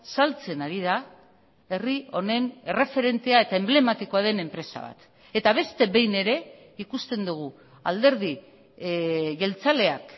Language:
Basque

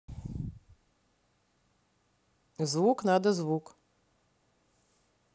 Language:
Russian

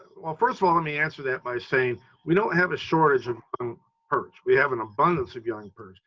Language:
English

